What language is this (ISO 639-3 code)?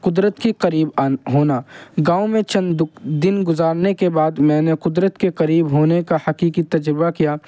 urd